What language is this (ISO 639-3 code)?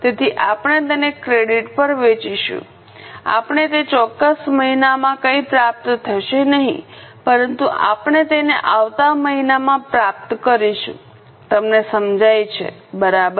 guj